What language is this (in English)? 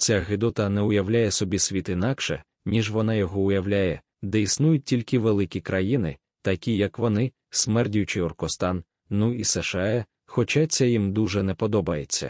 Ukrainian